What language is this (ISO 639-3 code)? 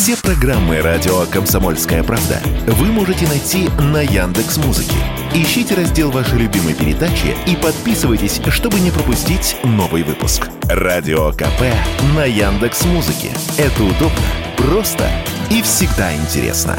rus